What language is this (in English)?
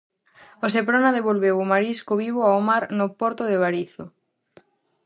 Galician